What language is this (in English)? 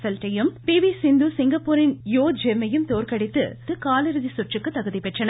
Tamil